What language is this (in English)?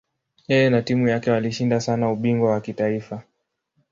Swahili